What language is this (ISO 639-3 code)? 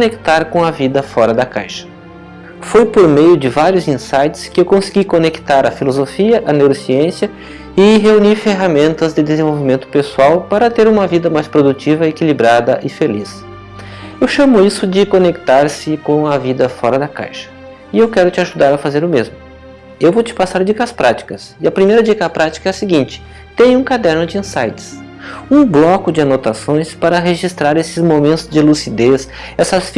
por